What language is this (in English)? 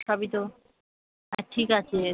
Bangla